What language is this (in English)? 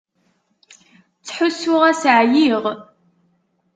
Kabyle